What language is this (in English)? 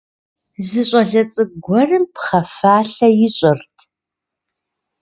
Kabardian